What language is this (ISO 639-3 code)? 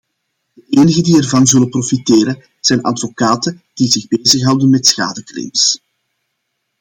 nld